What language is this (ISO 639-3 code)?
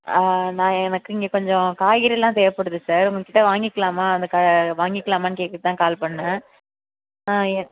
tam